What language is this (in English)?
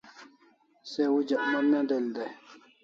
Kalasha